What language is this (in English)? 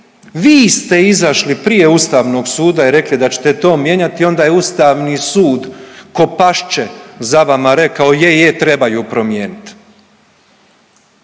Croatian